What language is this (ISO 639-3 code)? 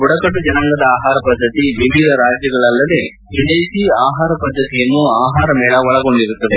kan